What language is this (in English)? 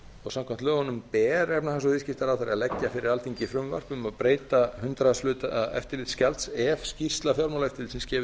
Icelandic